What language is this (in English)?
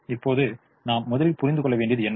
Tamil